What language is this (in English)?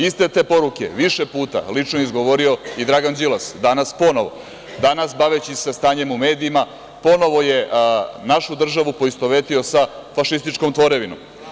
Serbian